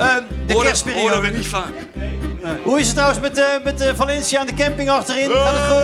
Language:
Dutch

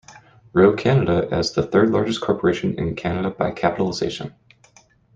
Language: English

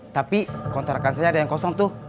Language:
Indonesian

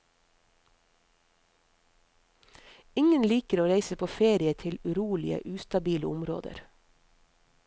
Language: Norwegian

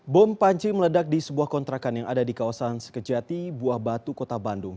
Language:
Indonesian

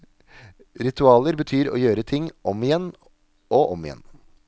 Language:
Norwegian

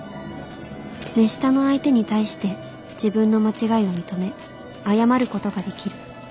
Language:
Japanese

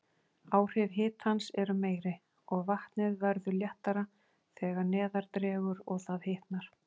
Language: Icelandic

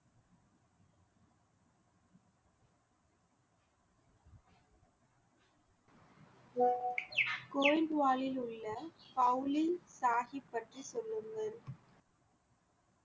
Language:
Tamil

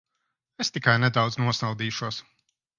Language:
Latvian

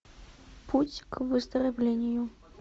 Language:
Russian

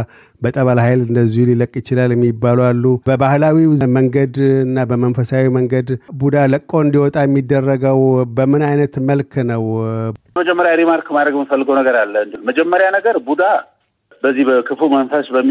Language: Amharic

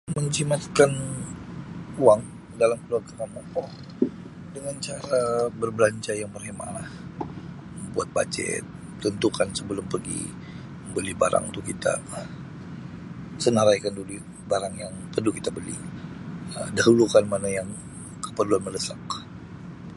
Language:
Sabah Malay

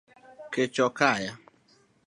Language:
Luo (Kenya and Tanzania)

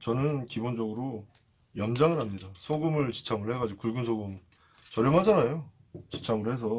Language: Korean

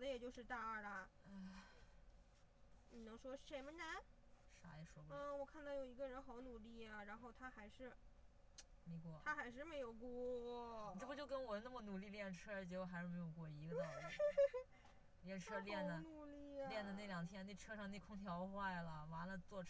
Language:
Chinese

